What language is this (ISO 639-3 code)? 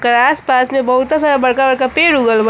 bho